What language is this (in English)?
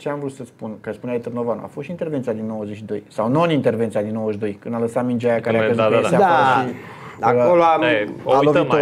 Romanian